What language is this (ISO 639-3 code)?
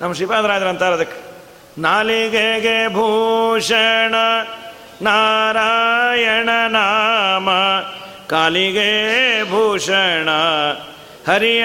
kan